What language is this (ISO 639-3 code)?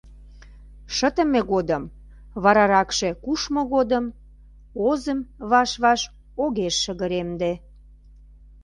chm